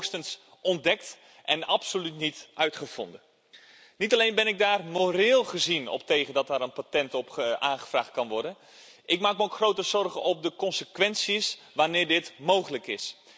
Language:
Dutch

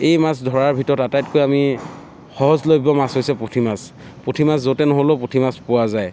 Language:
Assamese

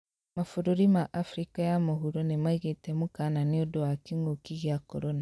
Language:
Kikuyu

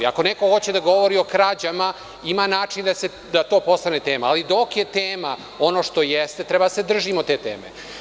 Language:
Serbian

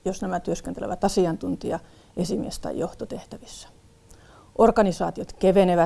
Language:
Finnish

